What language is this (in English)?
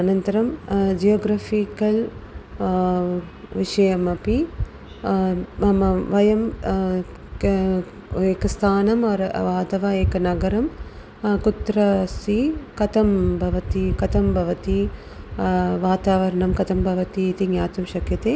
Sanskrit